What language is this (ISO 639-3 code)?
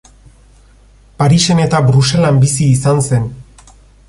eus